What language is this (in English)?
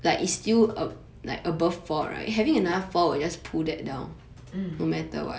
English